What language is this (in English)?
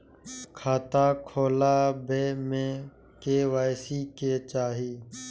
Maithili